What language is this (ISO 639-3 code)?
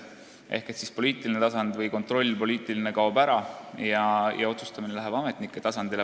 est